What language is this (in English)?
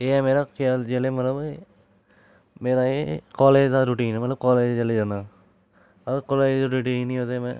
Dogri